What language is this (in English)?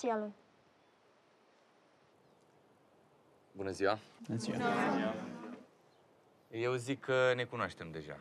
Romanian